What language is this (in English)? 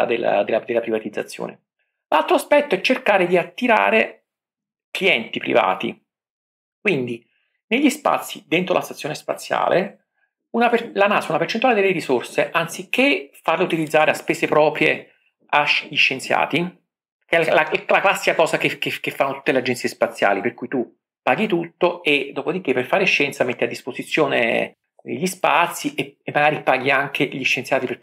Italian